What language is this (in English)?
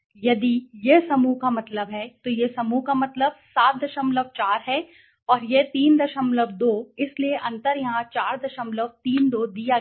Hindi